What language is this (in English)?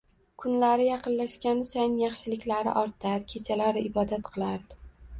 Uzbek